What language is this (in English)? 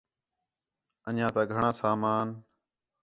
Khetrani